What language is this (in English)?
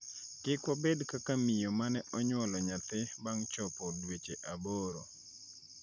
Luo (Kenya and Tanzania)